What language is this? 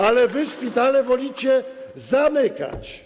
Polish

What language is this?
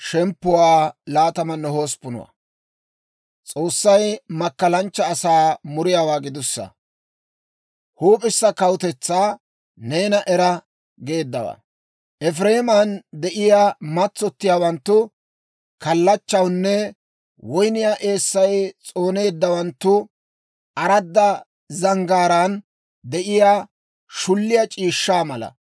Dawro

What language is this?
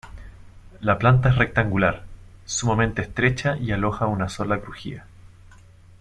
Spanish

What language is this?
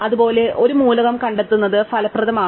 Malayalam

